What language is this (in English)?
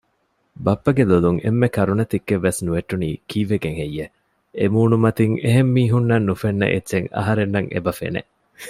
Divehi